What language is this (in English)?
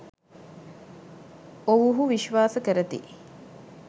Sinhala